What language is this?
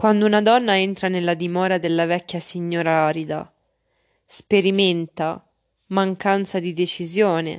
Italian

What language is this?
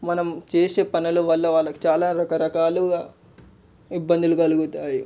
Telugu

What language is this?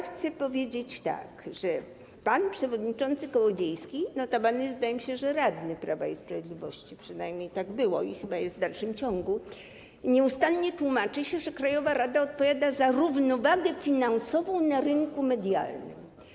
Polish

